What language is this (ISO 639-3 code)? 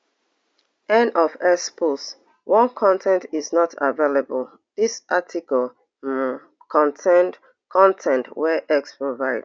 pcm